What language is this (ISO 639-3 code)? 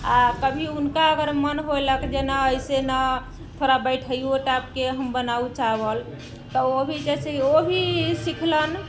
mai